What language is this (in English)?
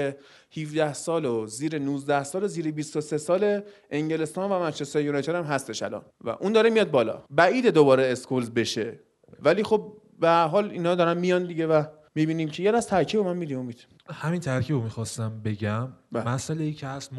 Persian